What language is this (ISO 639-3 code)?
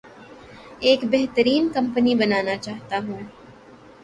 urd